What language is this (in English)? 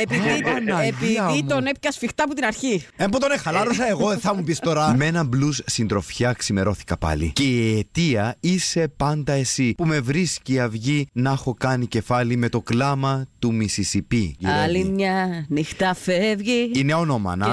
Greek